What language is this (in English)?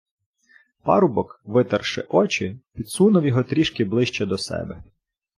Ukrainian